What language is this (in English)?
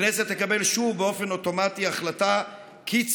Hebrew